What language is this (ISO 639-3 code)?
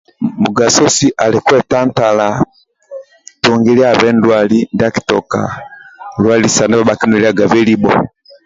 rwm